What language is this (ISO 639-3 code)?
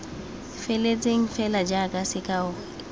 tsn